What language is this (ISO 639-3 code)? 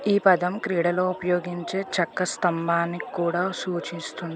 tel